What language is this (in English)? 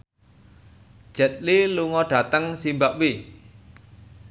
Javanese